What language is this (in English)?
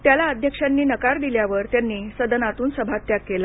Marathi